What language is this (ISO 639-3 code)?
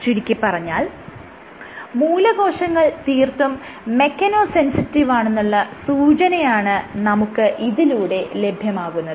mal